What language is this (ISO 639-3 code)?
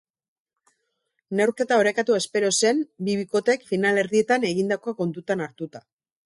eus